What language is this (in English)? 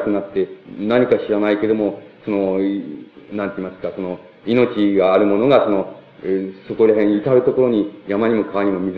Japanese